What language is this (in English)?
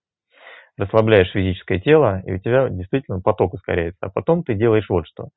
Russian